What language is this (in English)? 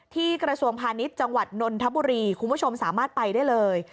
Thai